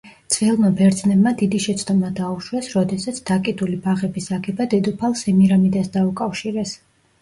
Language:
Georgian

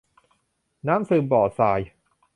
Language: Thai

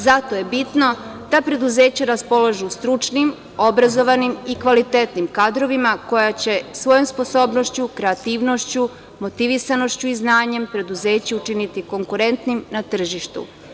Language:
Serbian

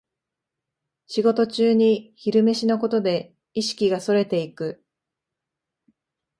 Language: Japanese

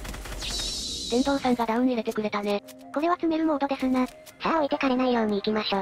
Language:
Japanese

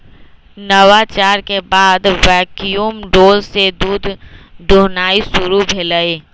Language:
Magahi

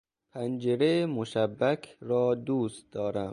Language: Persian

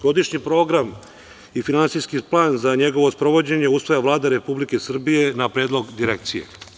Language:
Serbian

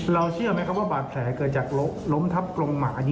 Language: Thai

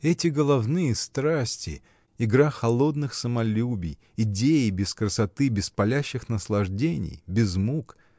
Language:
Russian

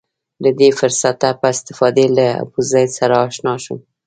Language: Pashto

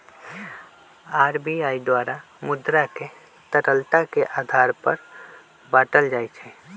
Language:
Magahi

